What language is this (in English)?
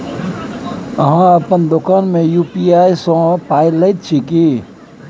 Maithili